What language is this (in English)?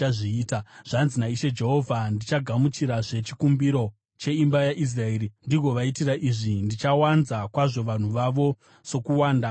Shona